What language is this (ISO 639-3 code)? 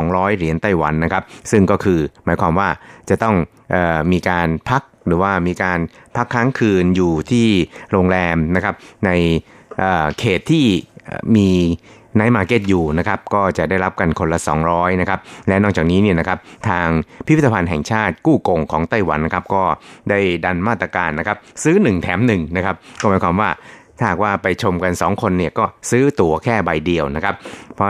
tha